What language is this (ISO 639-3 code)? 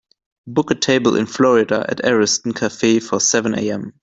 eng